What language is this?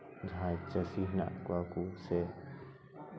Santali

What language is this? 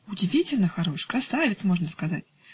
Russian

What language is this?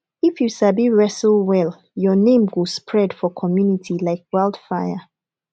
Nigerian Pidgin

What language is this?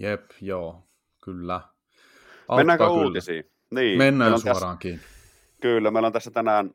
Finnish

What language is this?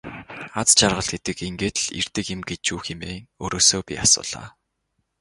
Mongolian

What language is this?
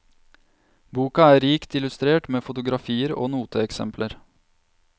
Norwegian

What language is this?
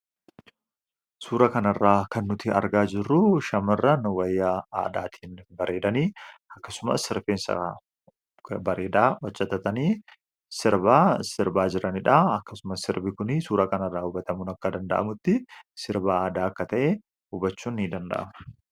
Oromo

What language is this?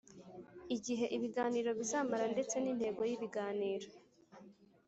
Kinyarwanda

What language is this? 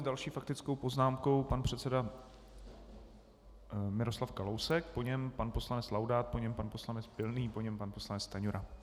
Czech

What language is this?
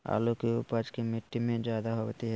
Magahi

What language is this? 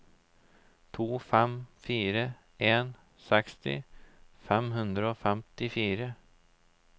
Norwegian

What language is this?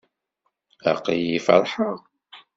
Kabyle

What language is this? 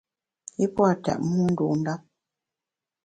Bamun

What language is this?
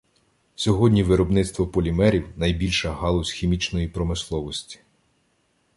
Ukrainian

